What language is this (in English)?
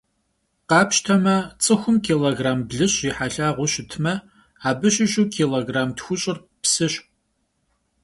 Kabardian